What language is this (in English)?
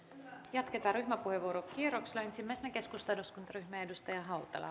Finnish